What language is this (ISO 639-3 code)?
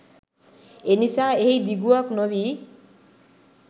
sin